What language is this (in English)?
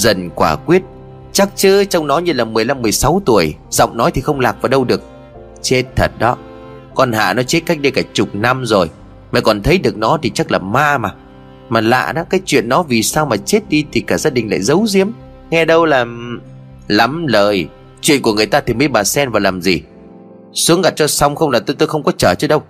Vietnamese